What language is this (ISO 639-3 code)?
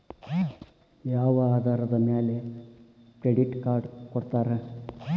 kan